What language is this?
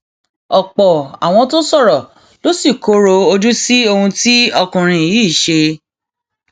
Yoruba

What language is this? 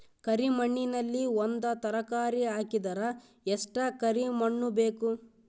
Kannada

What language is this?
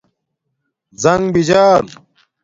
Domaaki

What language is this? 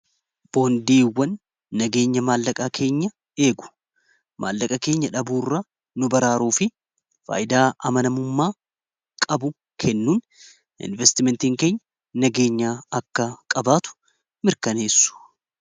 Oromo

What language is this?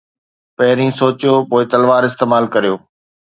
Sindhi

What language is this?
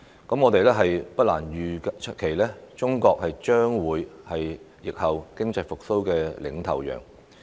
Cantonese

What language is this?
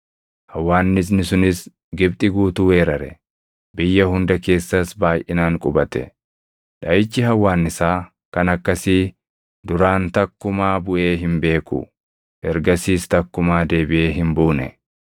Oromo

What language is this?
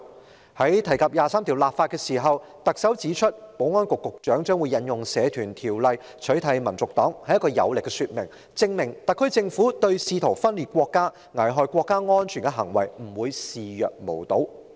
Cantonese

